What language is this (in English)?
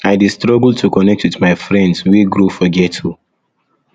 Nigerian Pidgin